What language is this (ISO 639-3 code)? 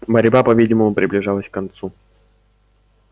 rus